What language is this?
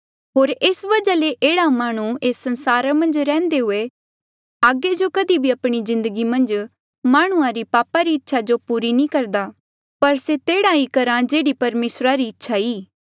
Mandeali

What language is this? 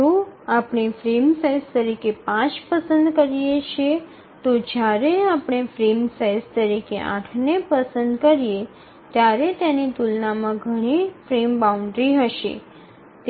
Gujarati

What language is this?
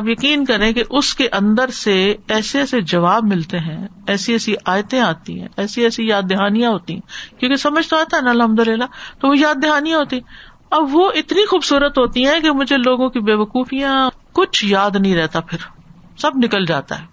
Urdu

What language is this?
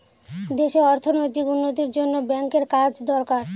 Bangla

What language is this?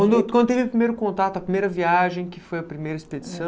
Portuguese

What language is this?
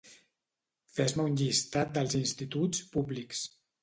Catalan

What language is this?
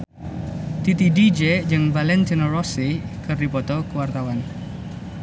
Sundanese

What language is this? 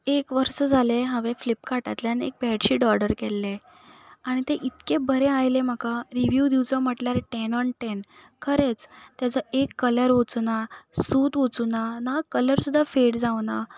Konkani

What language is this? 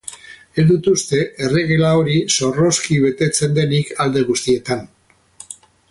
Basque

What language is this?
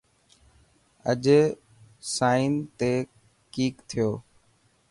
Dhatki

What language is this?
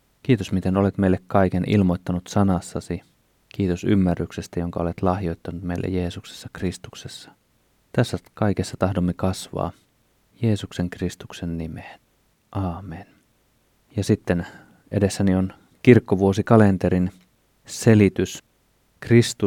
Finnish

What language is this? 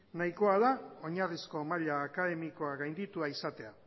Basque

